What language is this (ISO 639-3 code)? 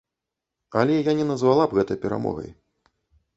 bel